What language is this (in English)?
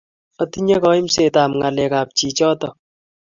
Kalenjin